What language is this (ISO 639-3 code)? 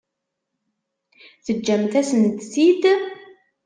kab